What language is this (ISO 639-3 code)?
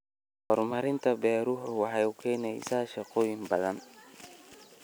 som